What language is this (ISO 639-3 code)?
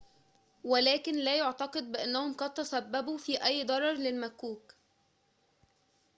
ara